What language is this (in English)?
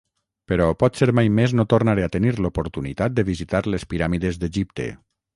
Catalan